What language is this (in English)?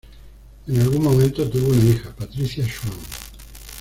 Spanish